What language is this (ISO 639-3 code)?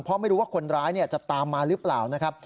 tha